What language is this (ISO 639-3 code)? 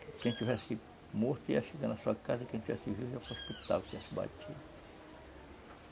por